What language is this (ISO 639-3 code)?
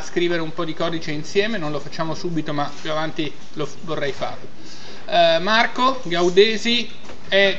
ita